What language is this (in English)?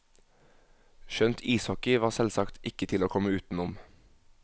Norwegian